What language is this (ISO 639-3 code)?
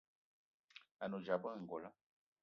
eto